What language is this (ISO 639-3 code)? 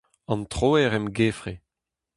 bre